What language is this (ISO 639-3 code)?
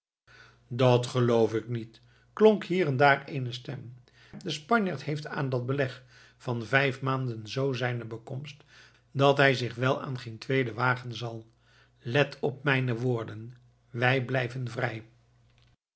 nld